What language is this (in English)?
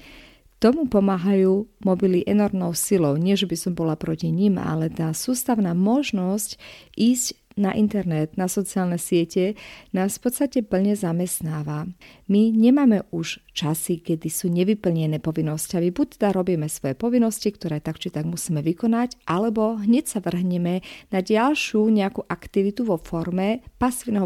Slovak